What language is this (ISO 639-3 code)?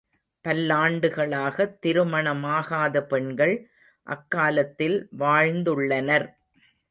tam